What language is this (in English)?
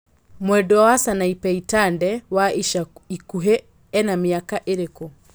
Kikuyu